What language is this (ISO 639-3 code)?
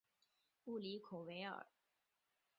zho